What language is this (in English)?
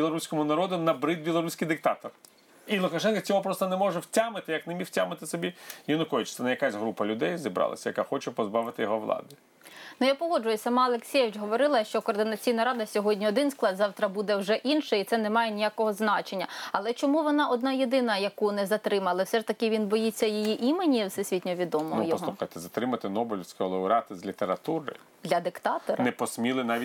Ukrainian